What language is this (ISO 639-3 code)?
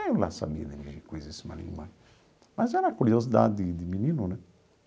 por